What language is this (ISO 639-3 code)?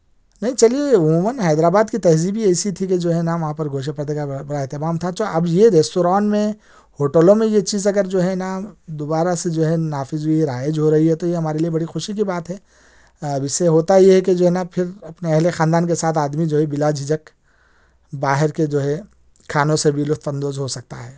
urd